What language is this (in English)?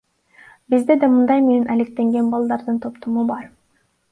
Kyrgyz